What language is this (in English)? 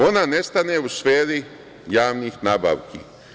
Serbian